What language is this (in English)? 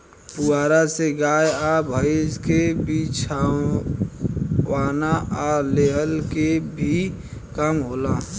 Bhojpuri